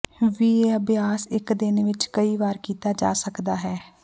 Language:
Punjabi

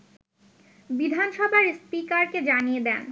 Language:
Bangla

